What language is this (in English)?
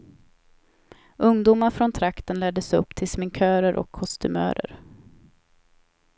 Swedish